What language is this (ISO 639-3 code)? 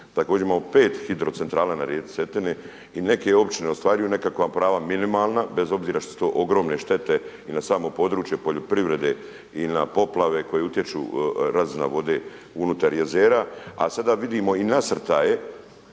hrv